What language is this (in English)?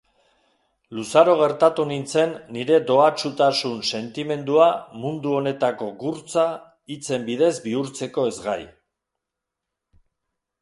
Basque